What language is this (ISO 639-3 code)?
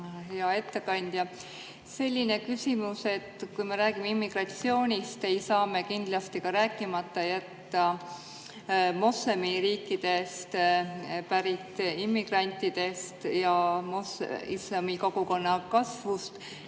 est